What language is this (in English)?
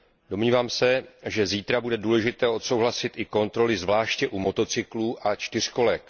Czech